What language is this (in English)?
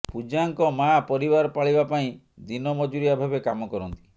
Odia